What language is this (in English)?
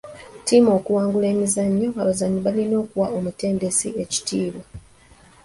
Ganda